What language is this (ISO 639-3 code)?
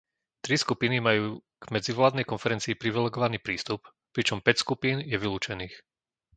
slk